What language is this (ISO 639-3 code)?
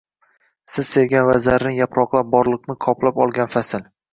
uzb